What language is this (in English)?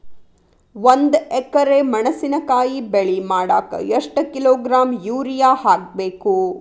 Kannada